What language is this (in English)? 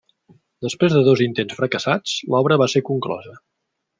Catalan